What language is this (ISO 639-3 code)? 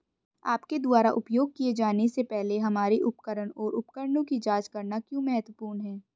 hin